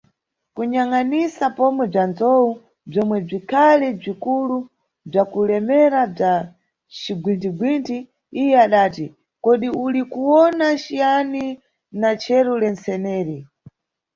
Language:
Nyungwe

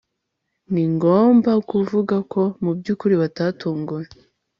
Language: Kinyarwanda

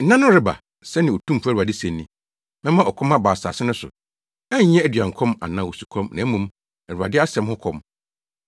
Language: Akan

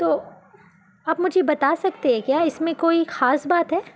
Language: Urdu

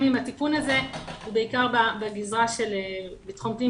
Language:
Hebrew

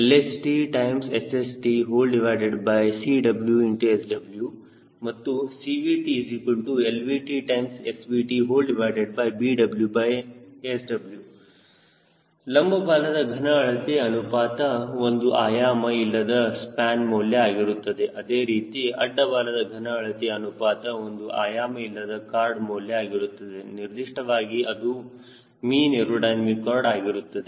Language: Kannada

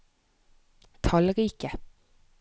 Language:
Norwegian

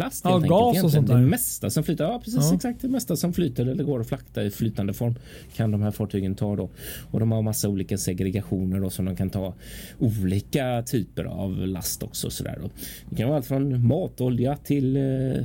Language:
Swedish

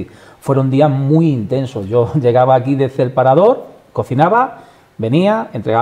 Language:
Spanish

